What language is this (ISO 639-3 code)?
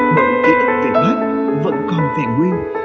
vie